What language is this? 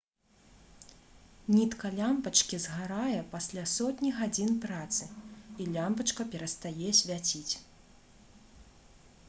Belarusian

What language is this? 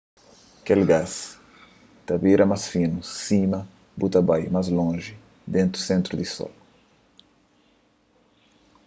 Kabuverdianu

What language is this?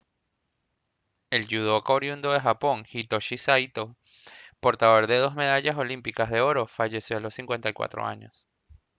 Spanish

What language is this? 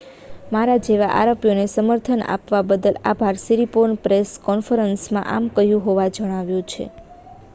Gujarati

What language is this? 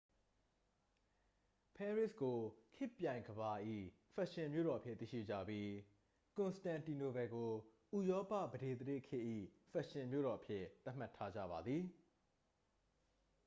Burmese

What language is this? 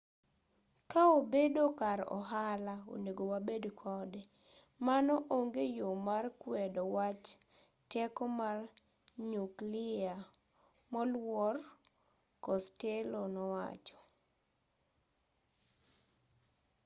Luo (Kenya and Tanzania)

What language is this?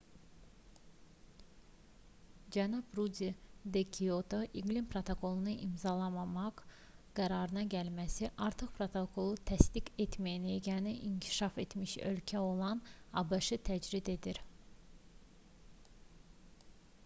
Azerbaijani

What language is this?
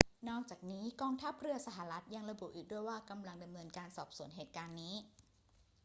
Thai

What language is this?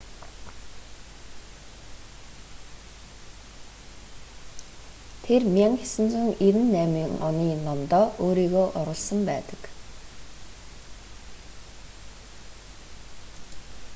Mongolian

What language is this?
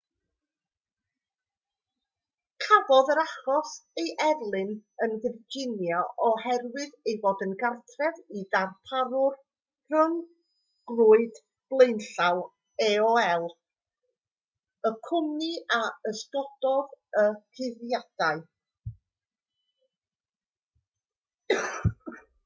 Welsh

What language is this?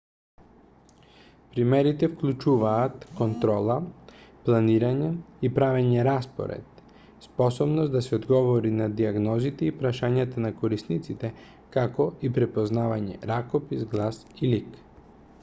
Macedonian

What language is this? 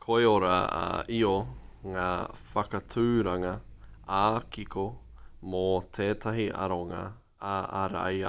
Māori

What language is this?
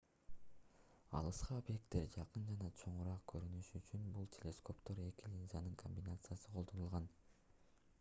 Kyrgyz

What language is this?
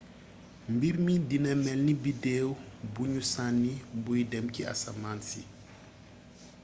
Wolof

